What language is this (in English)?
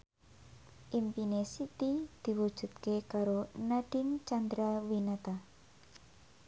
Javanese